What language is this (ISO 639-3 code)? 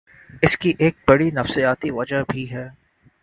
urd